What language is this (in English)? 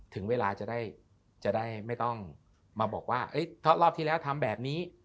Thai